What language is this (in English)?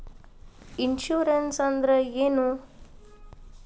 Kannada